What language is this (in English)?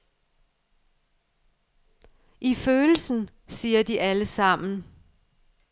Danish